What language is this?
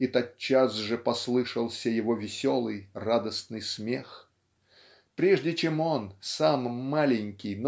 Russian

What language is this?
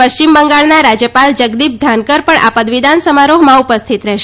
Gujarati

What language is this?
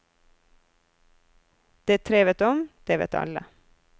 Norwegian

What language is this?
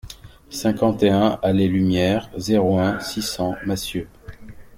French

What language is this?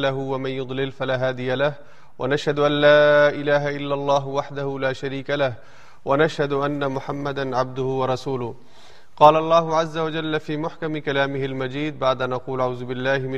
Urdu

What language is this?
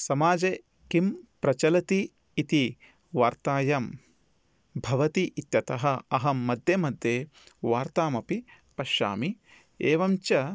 Sanskrit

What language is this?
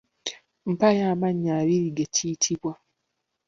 Ganda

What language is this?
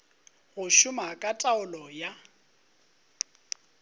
Northern Sotho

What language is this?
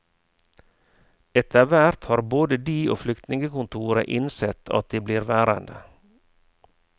Norwegian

